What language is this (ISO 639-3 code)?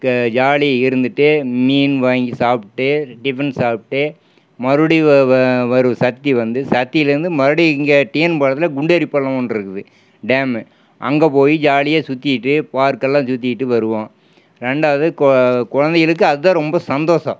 tam